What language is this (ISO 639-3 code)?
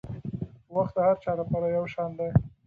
pus